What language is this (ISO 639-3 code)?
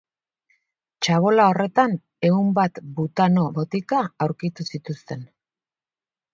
eus